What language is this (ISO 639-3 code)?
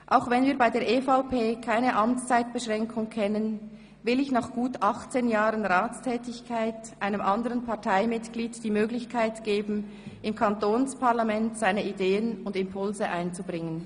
gsw